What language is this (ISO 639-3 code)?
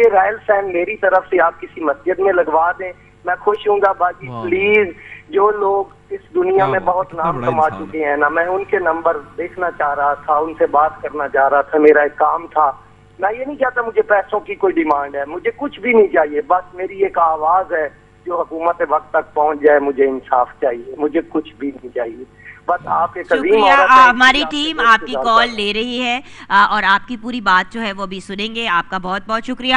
hin